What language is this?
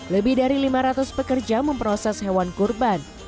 Indonesian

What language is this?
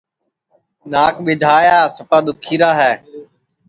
Sansi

